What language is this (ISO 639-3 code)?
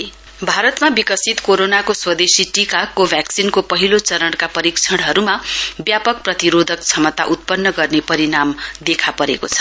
nep